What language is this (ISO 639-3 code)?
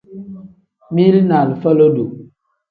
kdh